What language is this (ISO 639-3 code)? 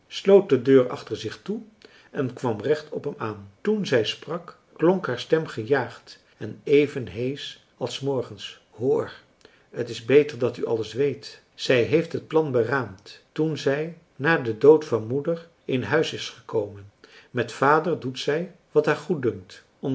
nld